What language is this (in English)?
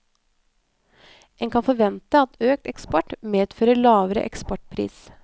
Norwegian